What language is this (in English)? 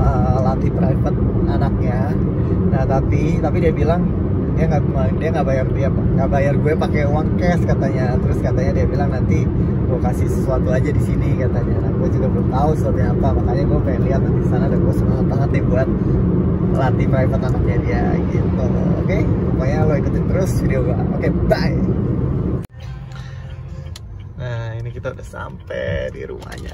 Indonesian